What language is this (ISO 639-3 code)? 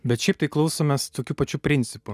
lit